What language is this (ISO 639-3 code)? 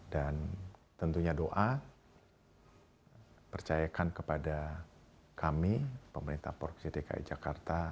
ind